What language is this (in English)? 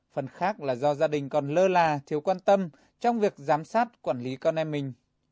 Vietnamese